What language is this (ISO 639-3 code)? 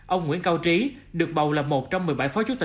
vie